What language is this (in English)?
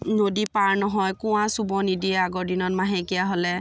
Assamese